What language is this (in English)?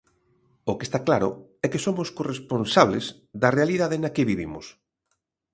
Galician